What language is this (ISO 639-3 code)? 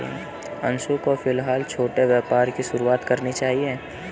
hin